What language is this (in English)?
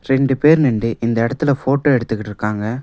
Tamil